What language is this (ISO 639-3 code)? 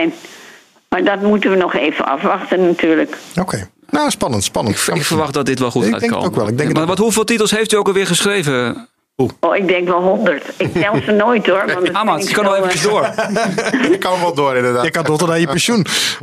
nld